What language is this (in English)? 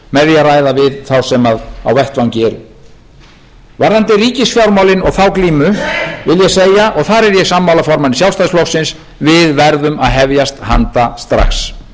Icelandic